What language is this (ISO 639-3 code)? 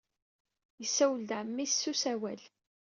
kab